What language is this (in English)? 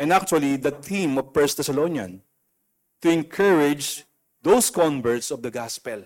Filipino